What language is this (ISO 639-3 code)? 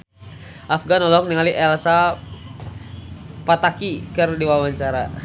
sun